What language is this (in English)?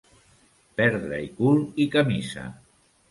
Catalan